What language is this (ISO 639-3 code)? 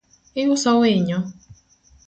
luo